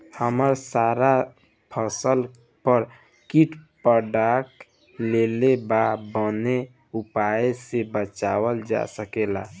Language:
Bhojpuri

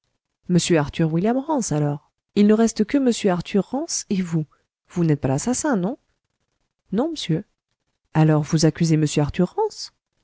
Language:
French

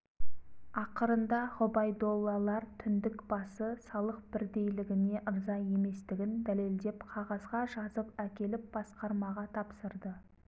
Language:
Kazakh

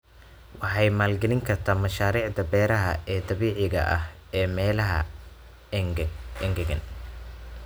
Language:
Somali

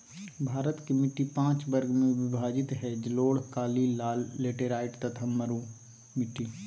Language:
Magahi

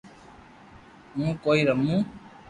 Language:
Loarki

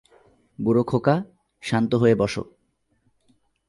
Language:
Bangla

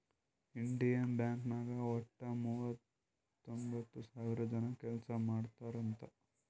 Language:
Kannada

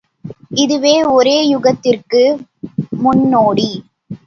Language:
Tamil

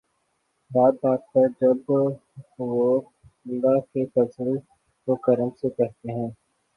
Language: Urdu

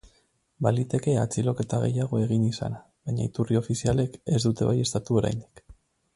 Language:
Basque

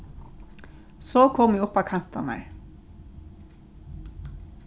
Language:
Faroese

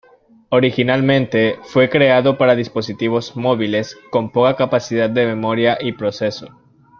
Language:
Spanish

